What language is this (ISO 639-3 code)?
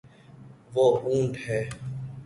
urd